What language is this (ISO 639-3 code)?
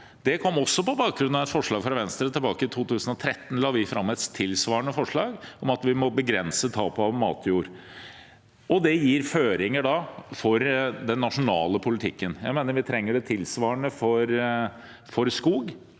nor